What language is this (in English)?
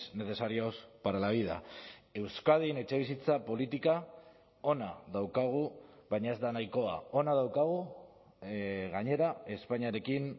Basque